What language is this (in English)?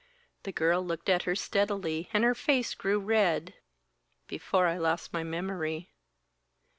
English